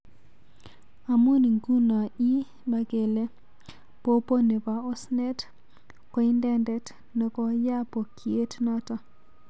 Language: Kalenjin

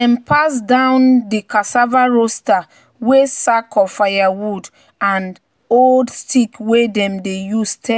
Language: Nigerian Pidgin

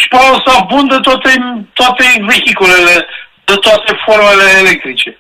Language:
Romanian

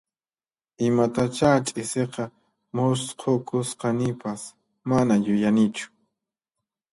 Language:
Puno Quechua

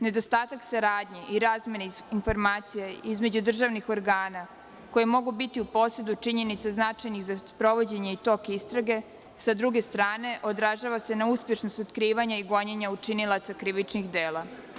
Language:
Serbian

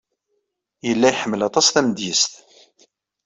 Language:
Kabyle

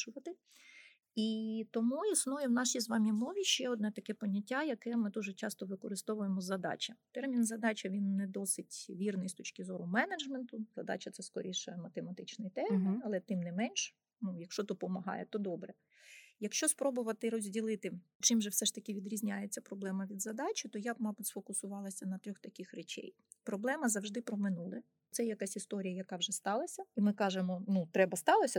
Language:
Ukrainian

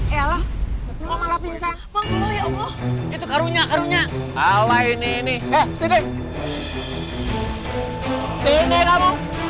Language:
Indonesian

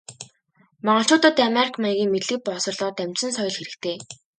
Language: Mongolian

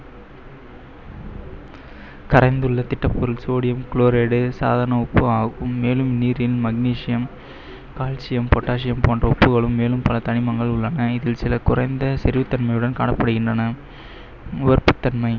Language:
Tamil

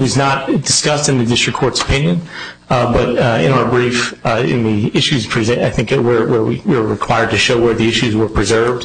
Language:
English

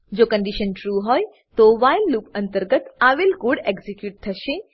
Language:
Gujarati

